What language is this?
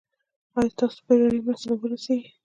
Pashto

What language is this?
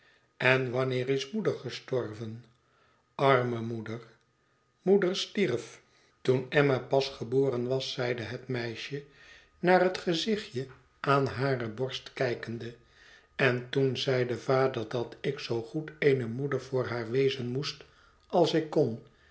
Dutch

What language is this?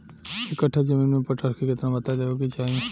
Bhojpuri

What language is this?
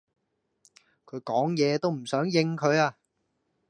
Cantonese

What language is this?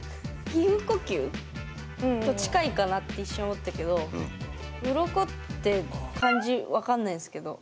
Japanese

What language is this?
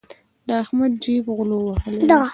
Pashto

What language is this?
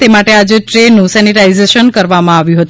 Gujarati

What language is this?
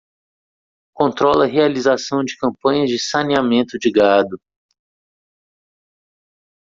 Portuguese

